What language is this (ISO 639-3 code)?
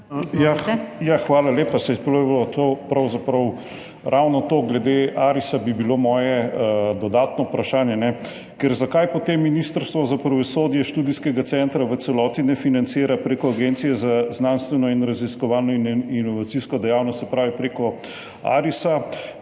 slv